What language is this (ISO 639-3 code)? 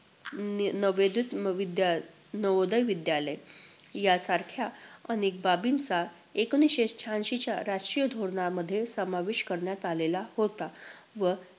mar